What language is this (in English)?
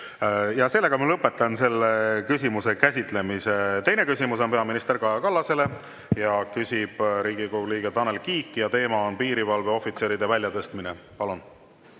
Estonian